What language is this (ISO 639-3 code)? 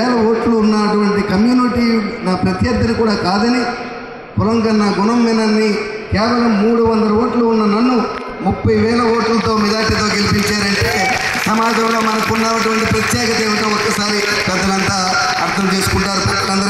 tel